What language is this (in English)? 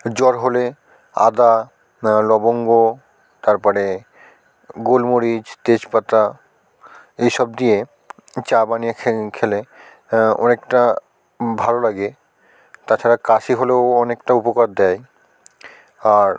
Bangla